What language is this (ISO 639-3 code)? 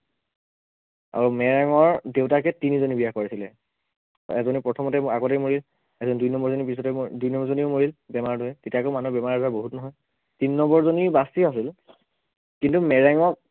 asm